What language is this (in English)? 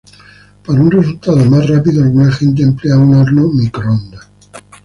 Spanish